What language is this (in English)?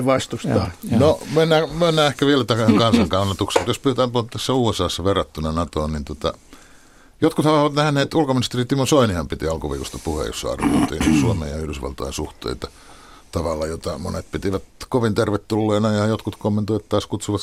Finnish